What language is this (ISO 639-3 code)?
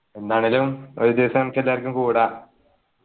mal